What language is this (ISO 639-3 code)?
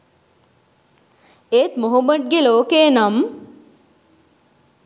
sin